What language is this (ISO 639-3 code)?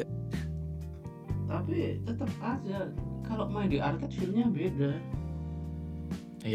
ind